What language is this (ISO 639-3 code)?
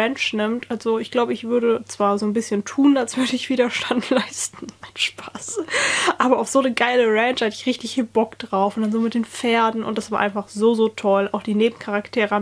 deu